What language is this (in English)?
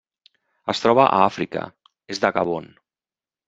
Catalan